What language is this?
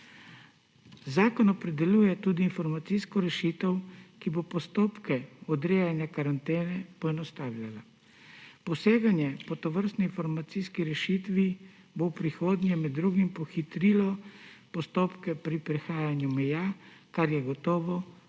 Slovenian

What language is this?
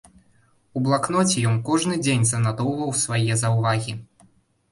Belarusian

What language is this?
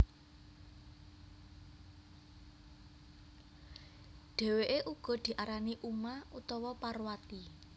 Javanese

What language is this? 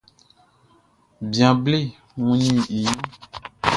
Baoulé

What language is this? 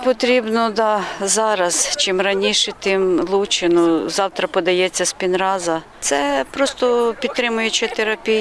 Ukrainian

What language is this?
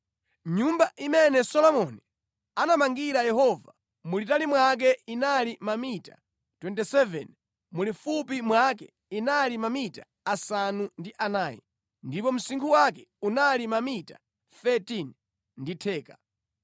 Nyanja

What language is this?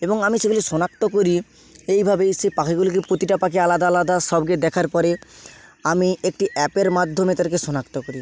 Bangla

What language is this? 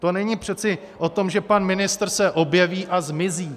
Czech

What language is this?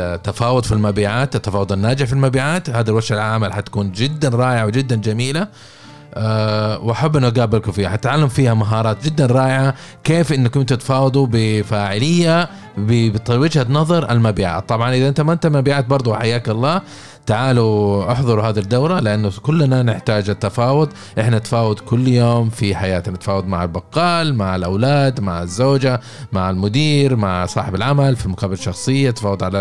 Arabic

